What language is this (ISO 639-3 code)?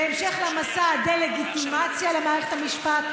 heb